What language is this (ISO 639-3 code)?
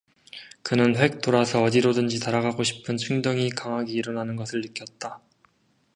kor